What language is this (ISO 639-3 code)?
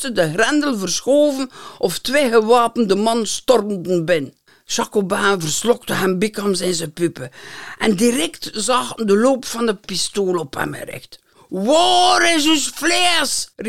nld